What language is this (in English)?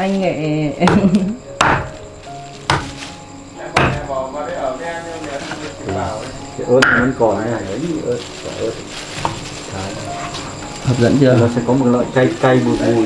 Vietnamese